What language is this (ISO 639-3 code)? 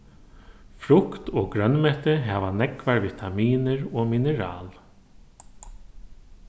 fao